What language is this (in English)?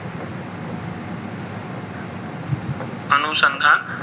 Gujarati